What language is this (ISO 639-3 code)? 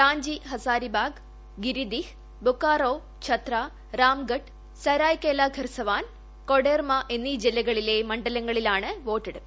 mal